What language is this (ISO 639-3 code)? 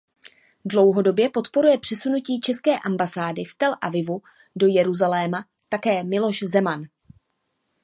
ces